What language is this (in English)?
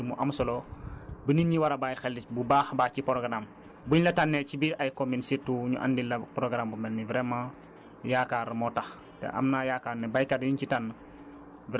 Wolof